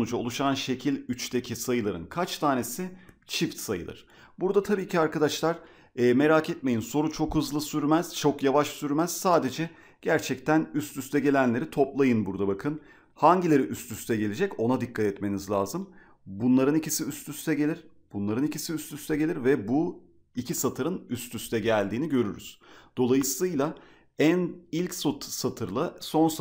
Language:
Turkish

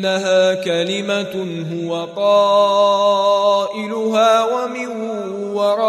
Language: Arabic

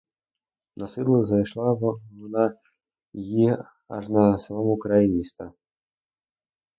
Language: Ukrainian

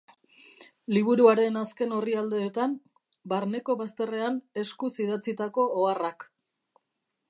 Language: Basque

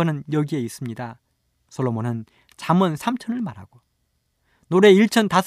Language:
Korean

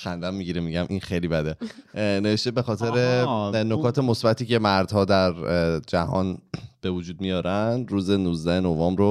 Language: Persian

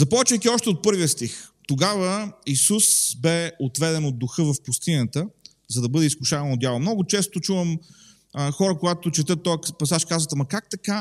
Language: Bulgarian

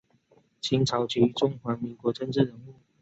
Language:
Chinese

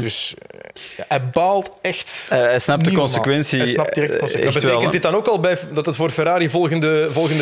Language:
Dutch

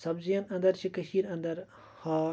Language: Kashmiri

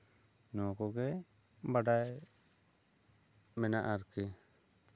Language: Santali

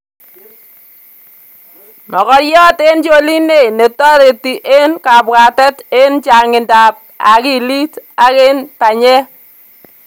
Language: Kalenjin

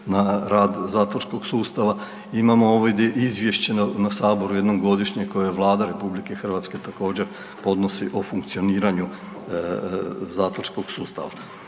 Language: Croatian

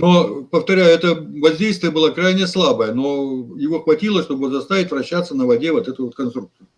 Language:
Russian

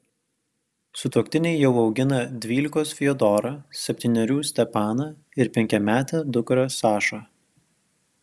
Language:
Lithuanian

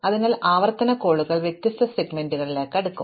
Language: Malayalam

